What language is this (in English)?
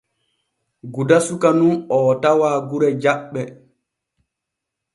Borgu Fulfulde